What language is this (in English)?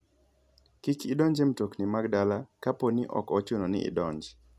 Luo (Kenya and Tanzania)